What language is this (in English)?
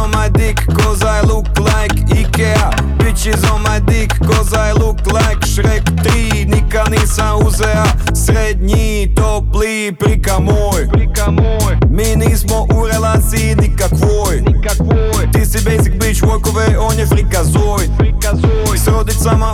Croatian